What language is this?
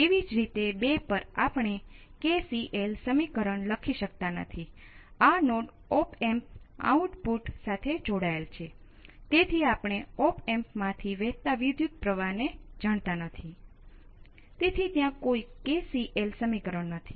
Gujarati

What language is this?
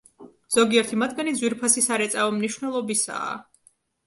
Georgian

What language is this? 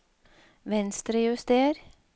Norwegian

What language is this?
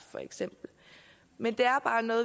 Danish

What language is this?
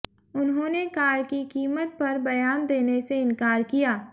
Hindi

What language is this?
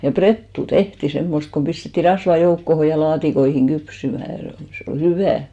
Finnish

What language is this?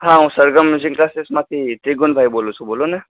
Gujarati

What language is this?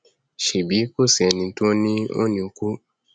Yoruba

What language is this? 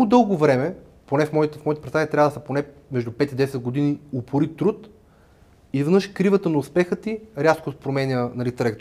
Bulgarian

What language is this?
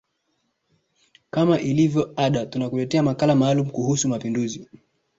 Swahili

